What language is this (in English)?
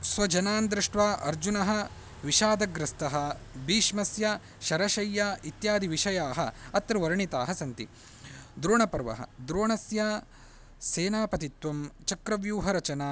Sanskrit